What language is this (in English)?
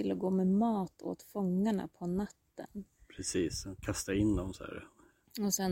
Swedish